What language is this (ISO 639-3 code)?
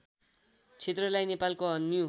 nep